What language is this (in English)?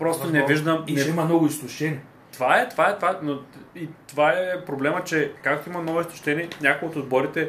Bulgarian